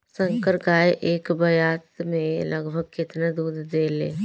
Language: Bhojpuri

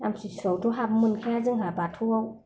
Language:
Bodo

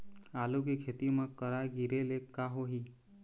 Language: Chhattisgarhi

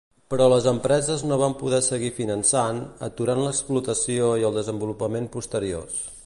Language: Catalan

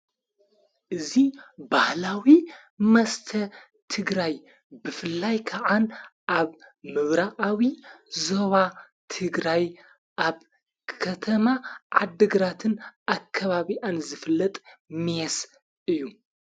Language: Tigrinya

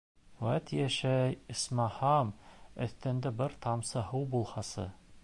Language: Bashkir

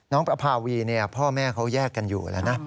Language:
Thai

